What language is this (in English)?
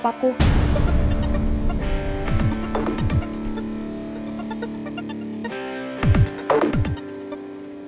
Indonesian